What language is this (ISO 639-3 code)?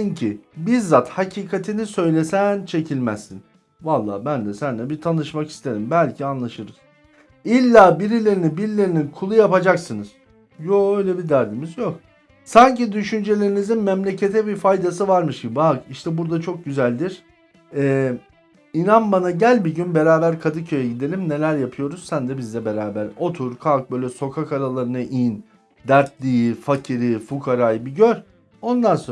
tur